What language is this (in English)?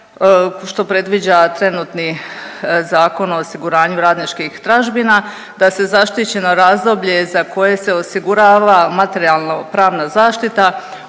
Croatian